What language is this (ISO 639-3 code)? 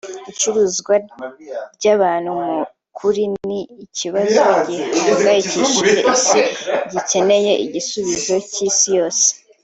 kin